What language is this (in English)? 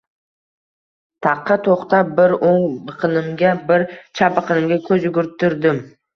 Uzbek